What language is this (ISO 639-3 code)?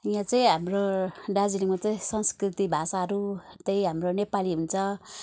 nep